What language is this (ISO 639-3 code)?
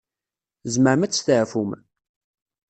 kab